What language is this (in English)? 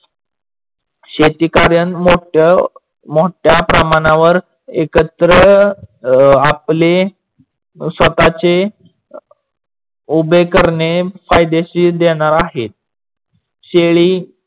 Marathi